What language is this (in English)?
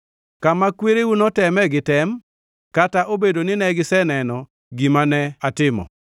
Luo (Kenya and Tanzania)